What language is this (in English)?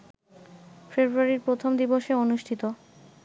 Bangla